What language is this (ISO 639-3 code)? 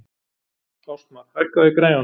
isl